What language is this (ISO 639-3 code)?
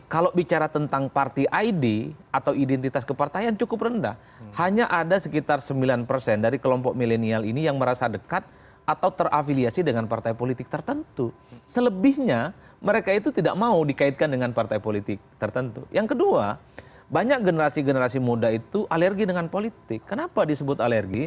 ind